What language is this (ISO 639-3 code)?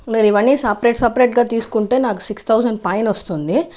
tel